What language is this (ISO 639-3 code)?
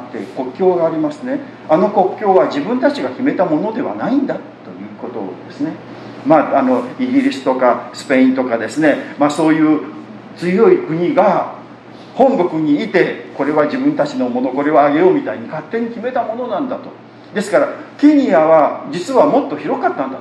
jpn